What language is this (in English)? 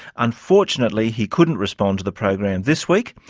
English